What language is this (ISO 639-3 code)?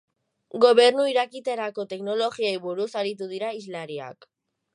eus